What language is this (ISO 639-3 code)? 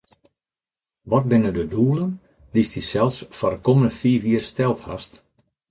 fry